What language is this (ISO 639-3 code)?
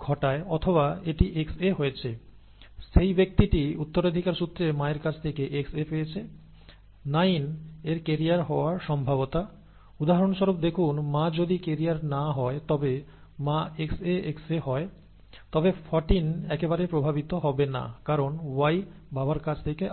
ben